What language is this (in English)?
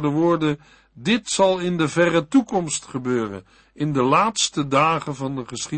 Dutch